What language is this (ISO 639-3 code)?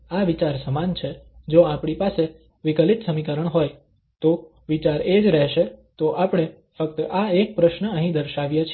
guj